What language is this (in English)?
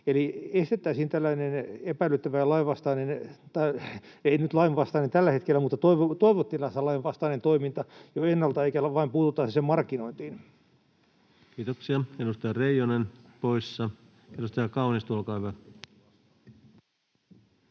Finnish